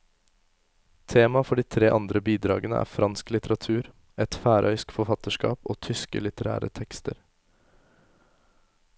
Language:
Norwegian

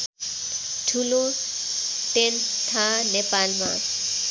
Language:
Nepali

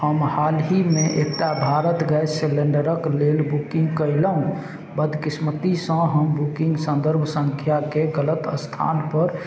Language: Maithili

